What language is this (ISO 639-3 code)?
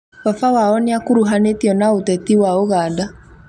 kik